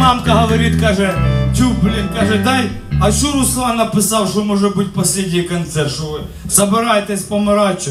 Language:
Russian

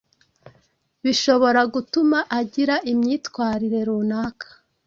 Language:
Kinyarwanda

